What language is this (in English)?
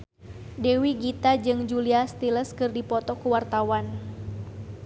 Sundanese